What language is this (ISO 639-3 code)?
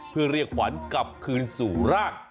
tha